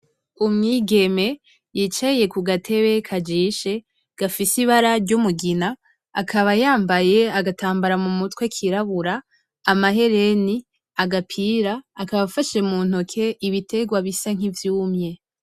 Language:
Rundi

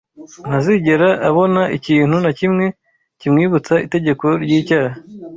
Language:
Kinyarwanda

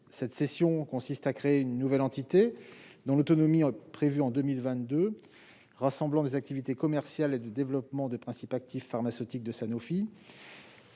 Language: French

